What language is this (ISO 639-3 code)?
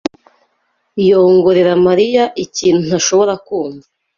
kin